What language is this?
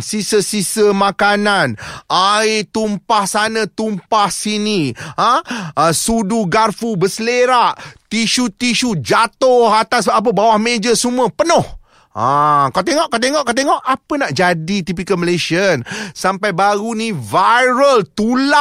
Malay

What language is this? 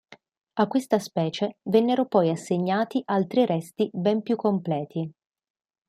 Italian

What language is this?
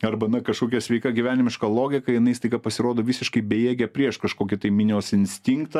Lithuanian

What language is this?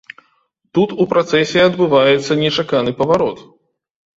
Belarusian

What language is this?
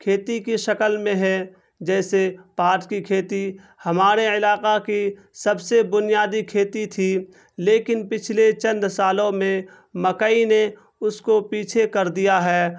Urdu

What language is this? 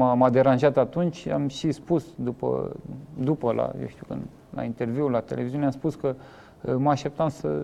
Romanian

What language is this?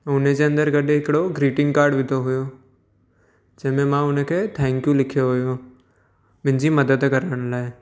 Sindhi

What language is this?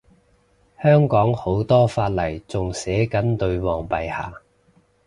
Cantonese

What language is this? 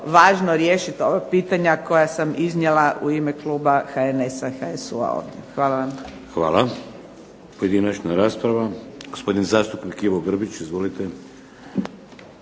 Croatian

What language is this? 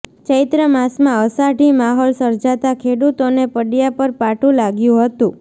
Gujarati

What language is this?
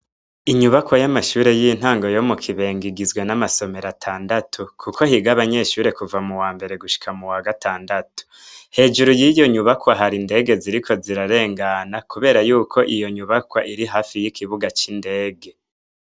Rundi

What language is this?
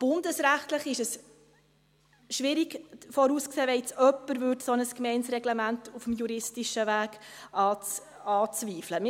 Swiss German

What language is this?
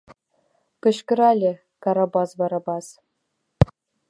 Mari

